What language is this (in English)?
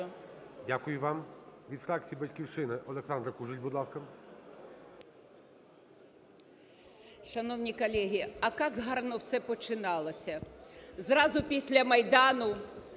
Ukrainian